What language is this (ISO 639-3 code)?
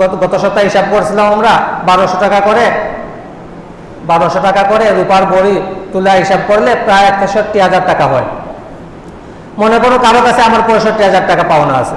ind